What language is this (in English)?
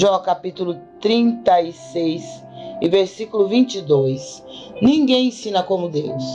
Portuguese